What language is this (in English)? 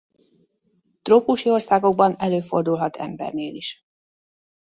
Hungarian